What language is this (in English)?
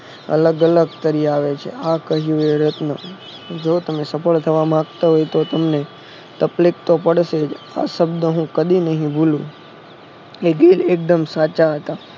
Gujarati